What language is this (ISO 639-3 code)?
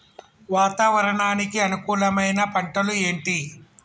tel